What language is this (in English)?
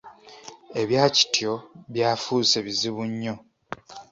Ganda